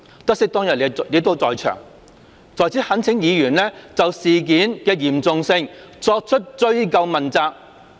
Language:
Cantonese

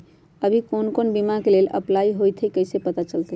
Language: Magahi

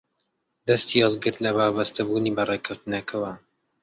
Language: Central Kurdish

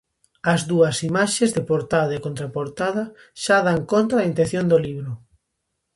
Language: Galician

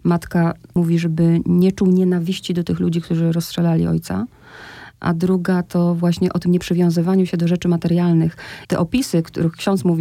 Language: Polish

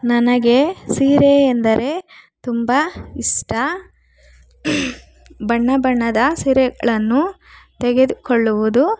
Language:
Kannada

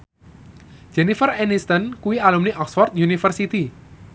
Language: Javanese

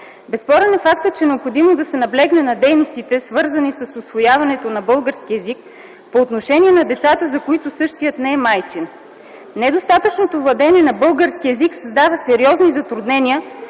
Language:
Bulgarian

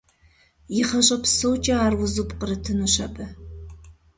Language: Kabardian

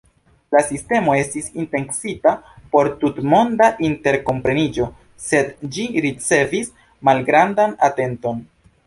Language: Esperanto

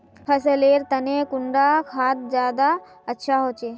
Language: Magahi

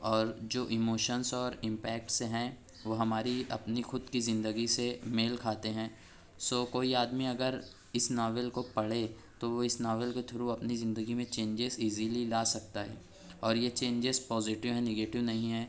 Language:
Urdu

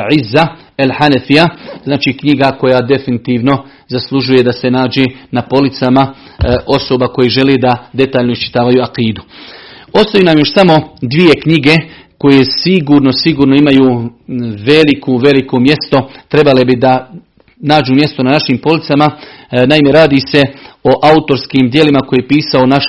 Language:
Croatian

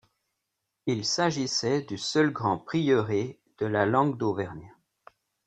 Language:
French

